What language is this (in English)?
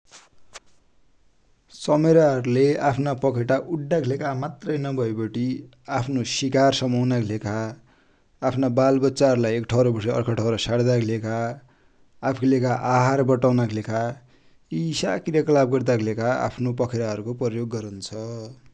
Dotyali